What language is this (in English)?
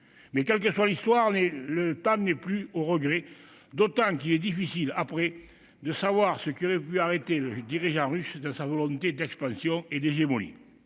French